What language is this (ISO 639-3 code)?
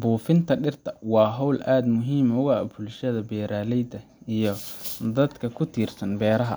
som